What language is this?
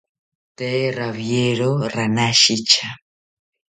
South Ucayali Ashéninka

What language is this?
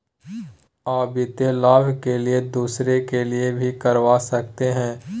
Magahi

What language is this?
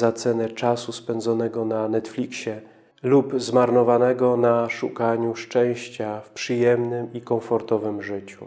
Polish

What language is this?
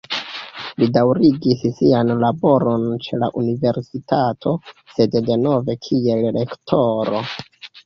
Esperanto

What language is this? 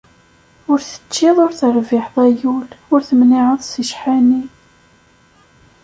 Kabyle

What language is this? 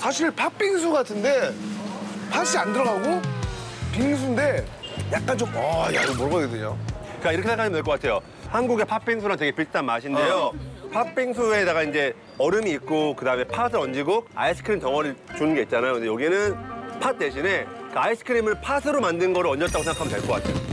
Korean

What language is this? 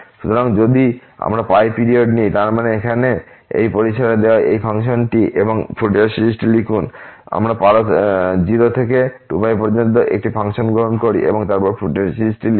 Bangla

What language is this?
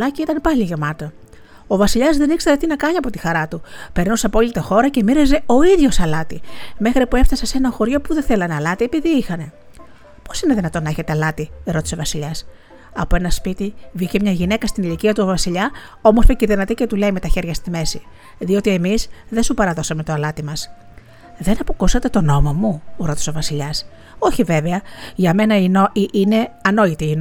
Greek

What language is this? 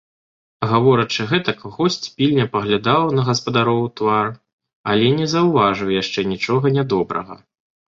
Belarusian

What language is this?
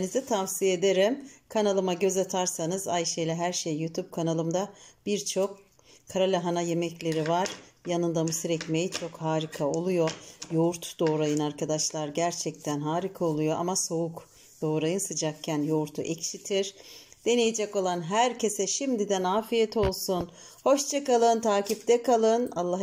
Turkish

